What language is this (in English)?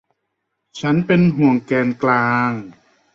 Thai